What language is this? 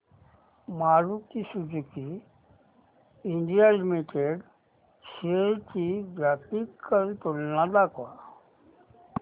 Marathi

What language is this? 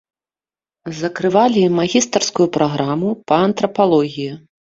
Belarusian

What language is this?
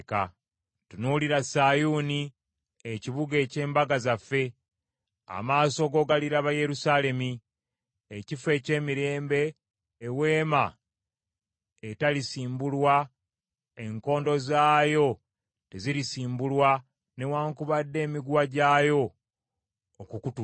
Ganda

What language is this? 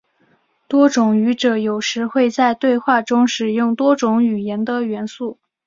Chinese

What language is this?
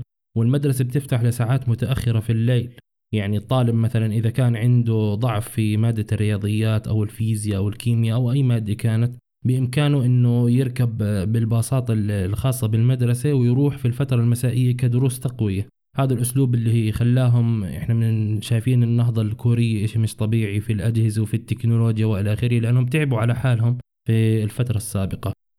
Arabic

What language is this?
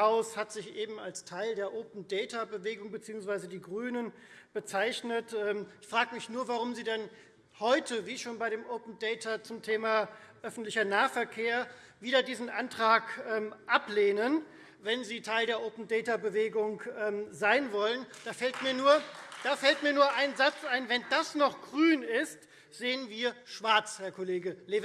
German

